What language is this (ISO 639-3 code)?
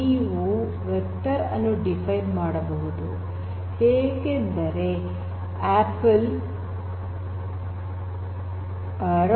kan